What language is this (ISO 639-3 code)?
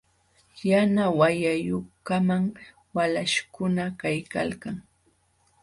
qxw